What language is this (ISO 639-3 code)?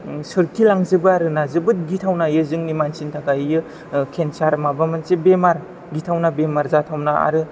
brx